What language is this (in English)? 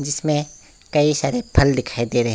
Hindi